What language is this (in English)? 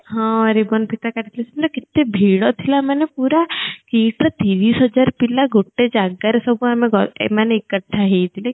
Odia